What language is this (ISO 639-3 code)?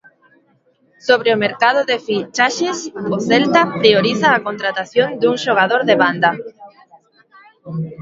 glg